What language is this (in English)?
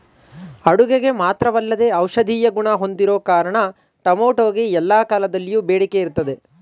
Kannada